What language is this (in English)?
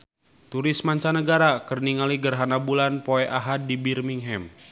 Sundanese